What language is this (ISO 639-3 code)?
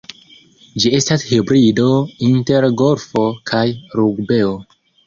epo